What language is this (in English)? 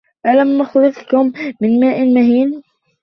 Arabic